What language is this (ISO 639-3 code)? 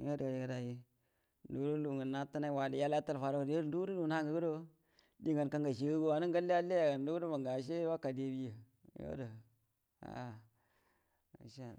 bdm